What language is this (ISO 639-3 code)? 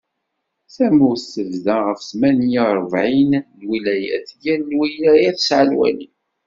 kab